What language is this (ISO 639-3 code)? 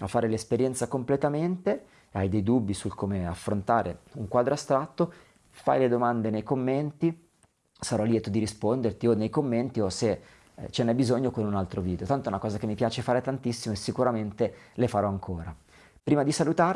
ita